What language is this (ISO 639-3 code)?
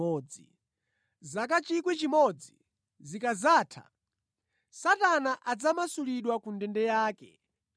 nya